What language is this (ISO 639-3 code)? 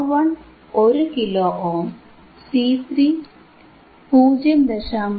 mal